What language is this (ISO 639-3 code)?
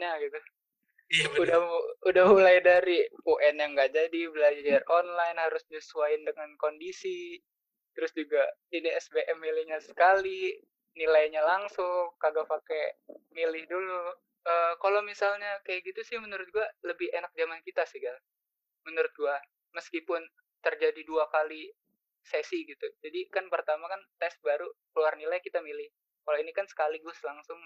ind